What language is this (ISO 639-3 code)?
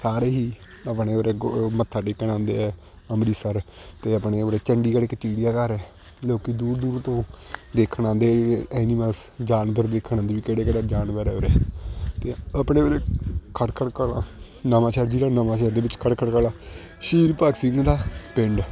pan